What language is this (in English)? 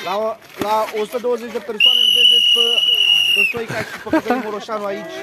Romanian